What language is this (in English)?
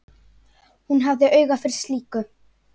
Icelandic